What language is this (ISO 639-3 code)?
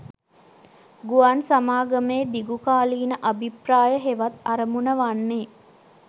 sin